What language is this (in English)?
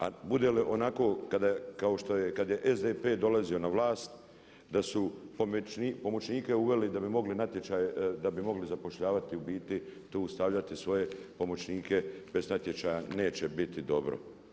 Croatian